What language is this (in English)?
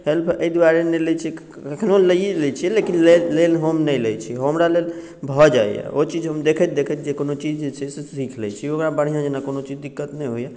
Maithili